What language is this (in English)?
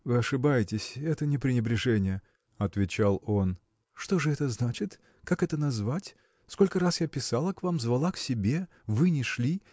Russian